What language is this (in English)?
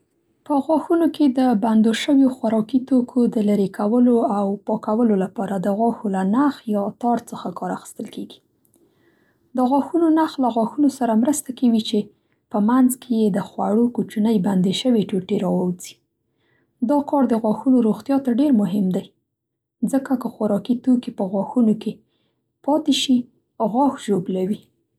Central Pashto